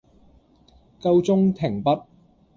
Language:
Cantonese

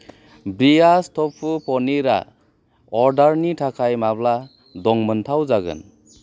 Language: Bodo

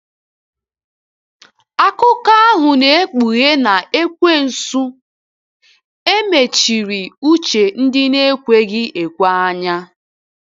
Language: Igbo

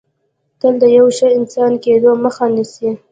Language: Pashto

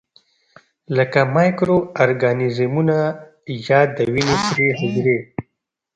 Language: Pashto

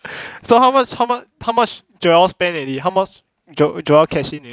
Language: English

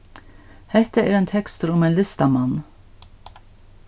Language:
Faroese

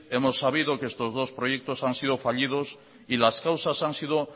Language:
Spanish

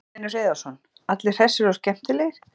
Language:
Icelandic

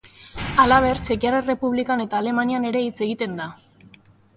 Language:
Basque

